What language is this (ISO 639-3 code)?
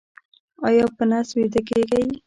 pus